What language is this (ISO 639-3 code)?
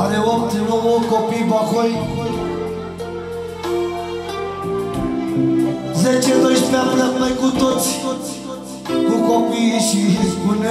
ron